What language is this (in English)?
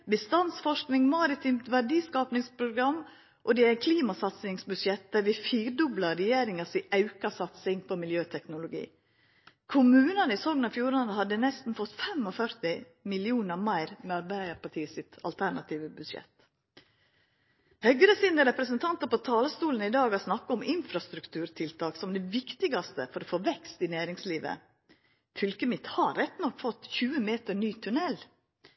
Norwegian Nynorsk